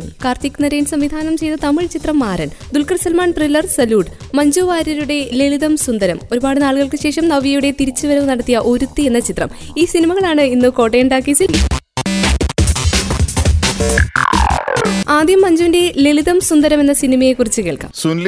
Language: Malayalam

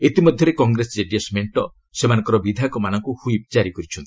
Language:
Odia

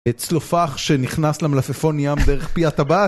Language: Hebrew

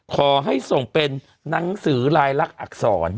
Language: Thai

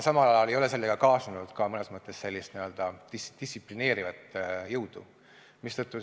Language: Estonian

